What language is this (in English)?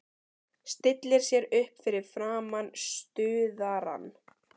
Icelandic